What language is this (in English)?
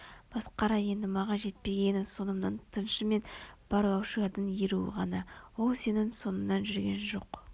Kazakh